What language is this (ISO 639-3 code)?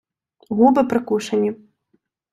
ukr